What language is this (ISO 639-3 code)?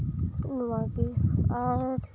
sat